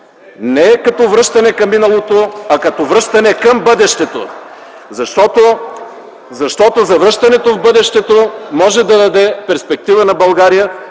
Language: Bulgarian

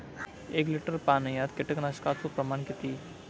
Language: Marathi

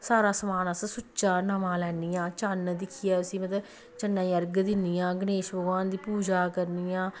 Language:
Dogri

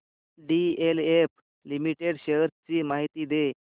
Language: Marathi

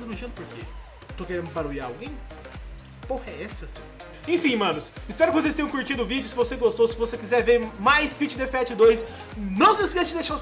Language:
Portuguese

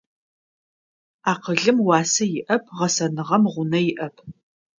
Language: Adyghe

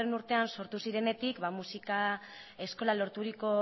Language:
Basque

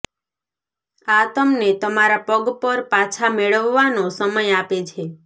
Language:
Gujarati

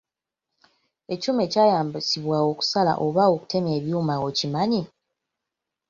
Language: Ganda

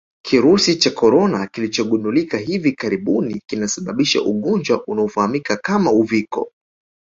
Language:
Swahili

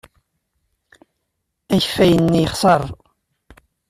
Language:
Kabyle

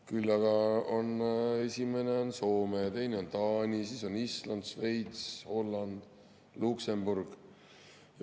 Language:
Estonian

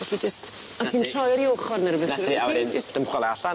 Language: Welsh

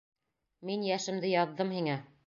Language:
Bashkir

